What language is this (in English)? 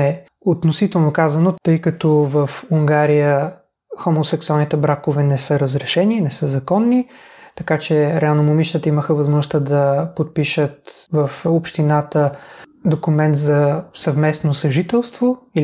Bulgarian